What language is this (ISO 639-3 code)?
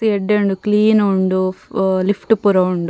tcy